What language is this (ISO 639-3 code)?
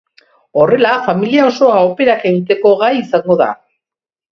eus